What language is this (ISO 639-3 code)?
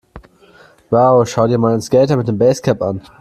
deu